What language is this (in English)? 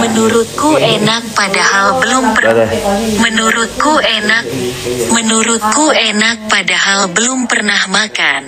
Vietnamese